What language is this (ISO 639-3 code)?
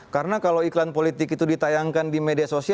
ind